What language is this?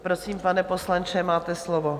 Czech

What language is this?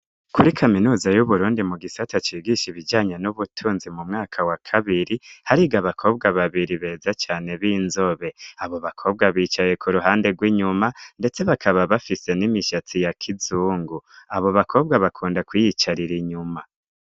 Rundi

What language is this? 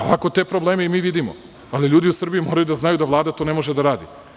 Serbian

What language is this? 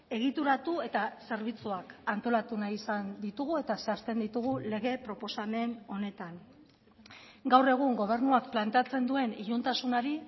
Basque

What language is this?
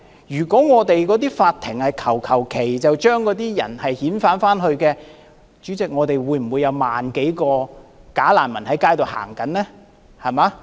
Cantonese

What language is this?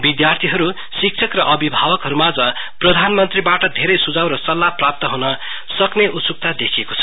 Nepali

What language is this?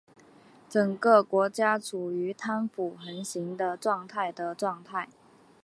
Chinese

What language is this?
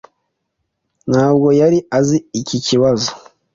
Kinyarwanda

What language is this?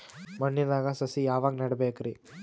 Kannada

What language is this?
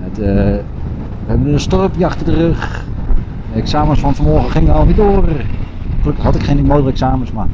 Dutch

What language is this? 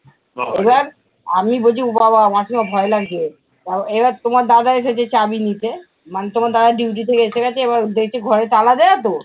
Bangla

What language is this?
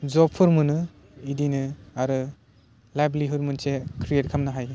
Bodo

